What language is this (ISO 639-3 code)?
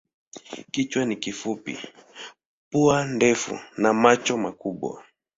swa